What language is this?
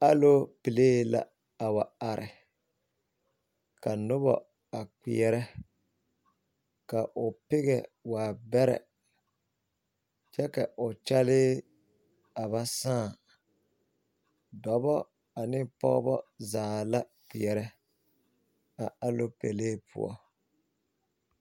Southern Dagaare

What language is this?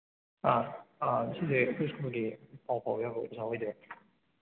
Manipuri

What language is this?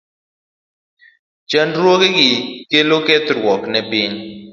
Luo (Kenya and Tanzania)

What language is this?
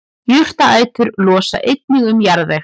Icelandic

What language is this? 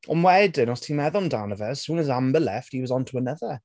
Welsh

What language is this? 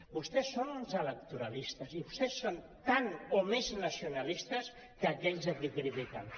Catalan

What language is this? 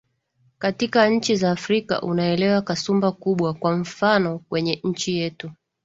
Swahili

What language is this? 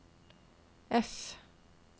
Norwegian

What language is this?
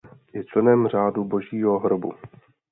Czech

